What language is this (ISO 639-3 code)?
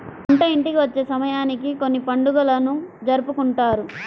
tel